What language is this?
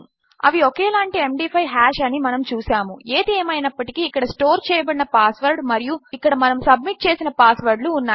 Telugu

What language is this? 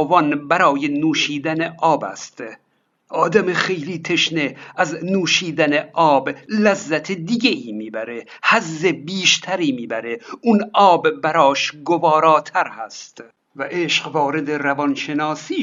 Persian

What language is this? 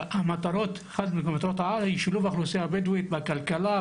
Hebrew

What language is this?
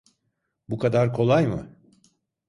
Turkish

